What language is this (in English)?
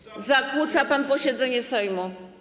Polish